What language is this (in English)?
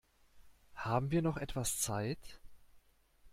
German